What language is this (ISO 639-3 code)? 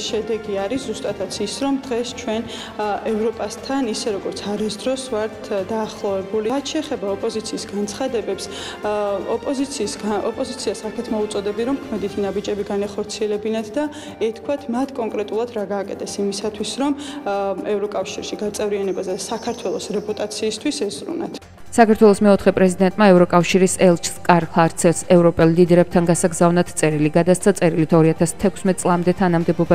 ron